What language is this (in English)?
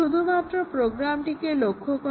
Bangla